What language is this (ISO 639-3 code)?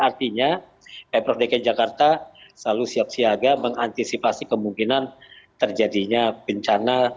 ind